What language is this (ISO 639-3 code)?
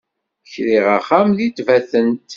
kab